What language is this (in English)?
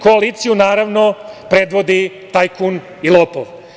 Serbian